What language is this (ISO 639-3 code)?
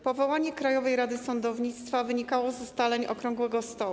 pol